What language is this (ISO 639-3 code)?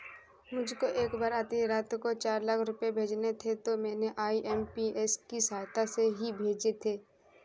hin